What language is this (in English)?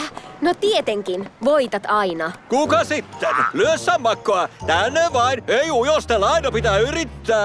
Finnish